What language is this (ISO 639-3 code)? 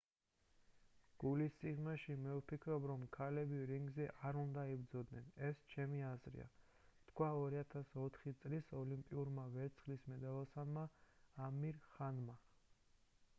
kat